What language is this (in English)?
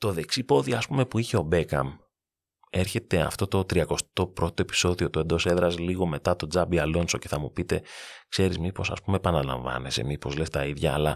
Greek